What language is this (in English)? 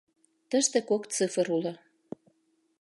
Mari